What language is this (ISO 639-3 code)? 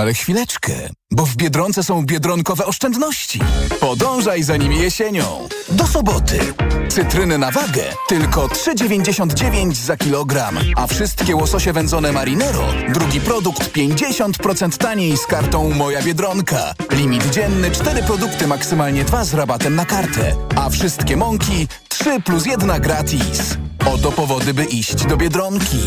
pol